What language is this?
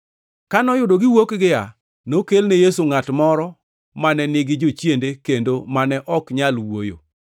Luo (Kenya and Tanzania)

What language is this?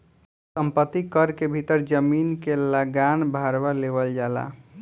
Bhojpuri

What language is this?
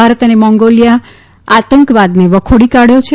Gujarati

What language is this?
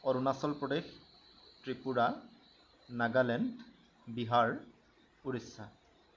Assamese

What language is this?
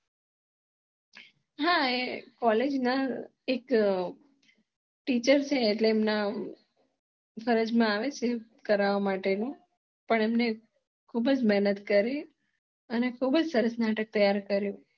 Gujarati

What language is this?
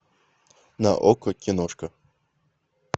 Russian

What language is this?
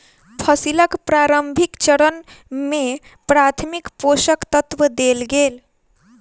Maithili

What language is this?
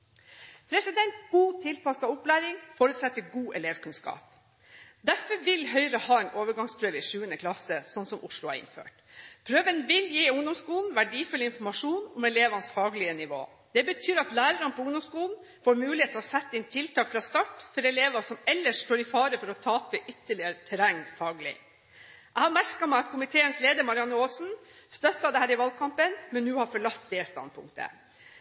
Norwegian Bokmål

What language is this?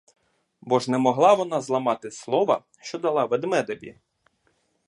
Ukrainian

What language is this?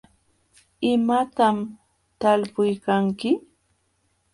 Jauja Wanca Quechua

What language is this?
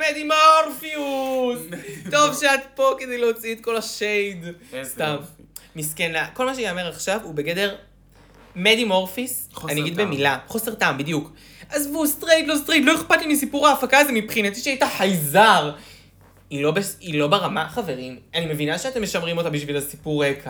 Hebrew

